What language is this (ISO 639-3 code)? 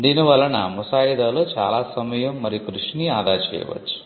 tel